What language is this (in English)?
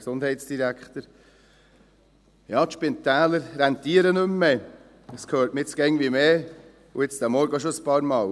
Swiss German